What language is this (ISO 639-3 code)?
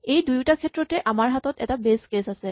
asm